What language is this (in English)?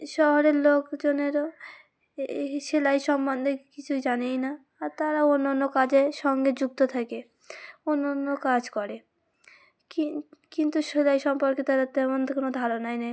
Bangla